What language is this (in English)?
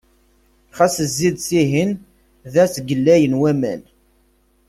Kabyle